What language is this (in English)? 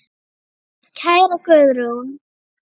Icelandic